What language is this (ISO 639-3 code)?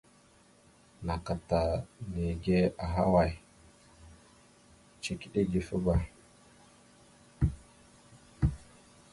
mxu